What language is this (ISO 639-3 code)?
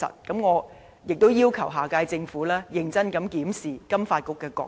yue